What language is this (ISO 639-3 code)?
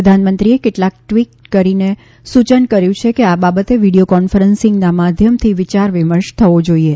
guj